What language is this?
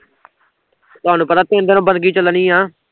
Punjabi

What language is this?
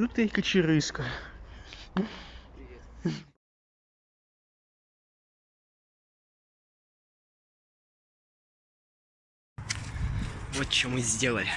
Russian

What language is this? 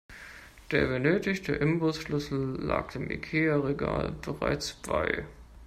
German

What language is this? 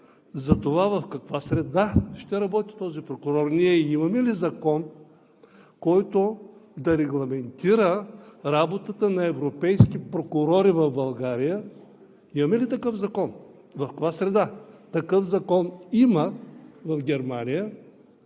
Bulgarian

